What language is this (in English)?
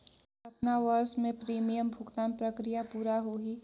Chhattisgarhi